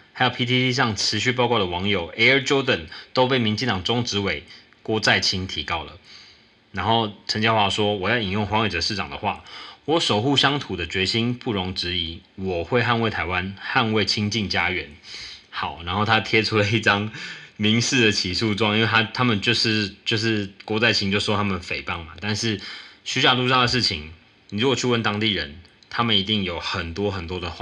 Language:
Chinese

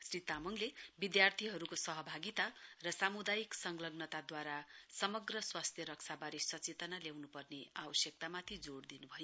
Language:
Nepali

